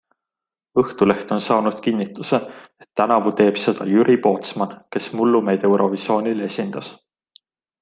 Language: Estonian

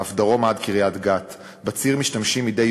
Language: Hebrew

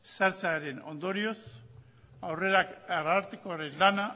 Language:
Basque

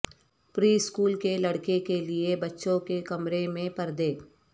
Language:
Urdu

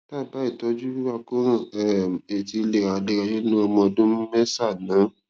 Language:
Yoruba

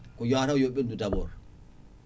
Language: Fula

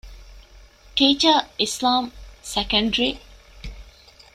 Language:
Divehi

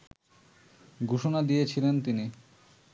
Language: Bangla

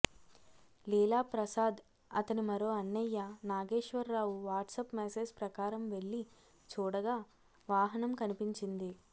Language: Telugu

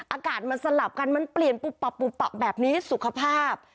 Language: Thai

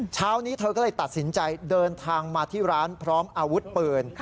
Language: Thai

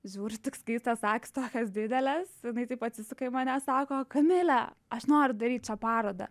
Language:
Lithuanian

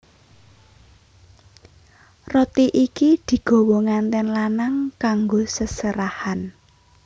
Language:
Javanese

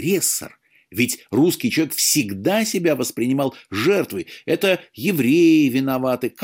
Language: Russian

